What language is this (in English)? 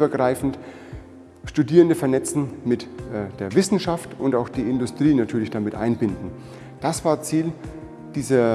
German